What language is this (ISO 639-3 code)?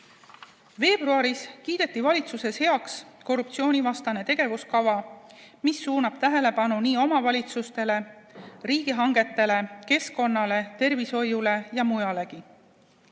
est